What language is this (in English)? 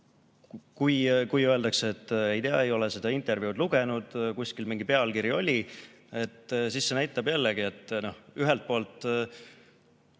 Estonian